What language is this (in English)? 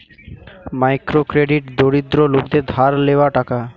Bangla